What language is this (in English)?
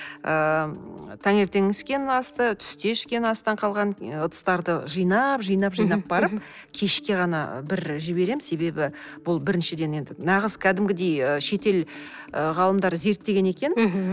Kazakh